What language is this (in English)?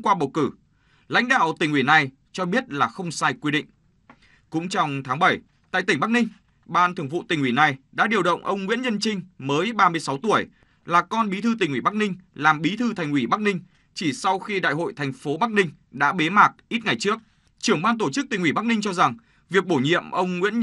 Vietnamese